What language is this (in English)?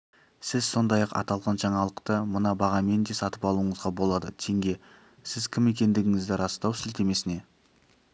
Kazakh